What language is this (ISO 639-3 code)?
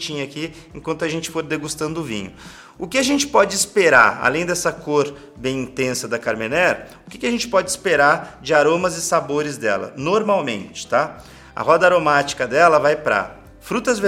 por